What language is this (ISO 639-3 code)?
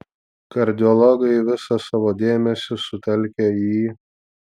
lit